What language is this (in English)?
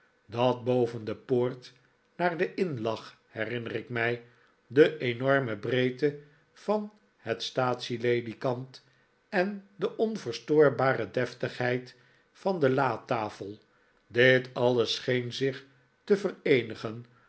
Dutch